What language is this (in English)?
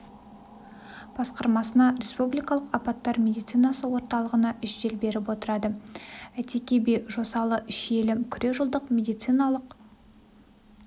Kazakh